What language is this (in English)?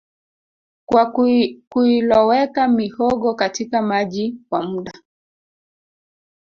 Swahili